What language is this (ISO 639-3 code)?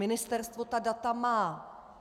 ces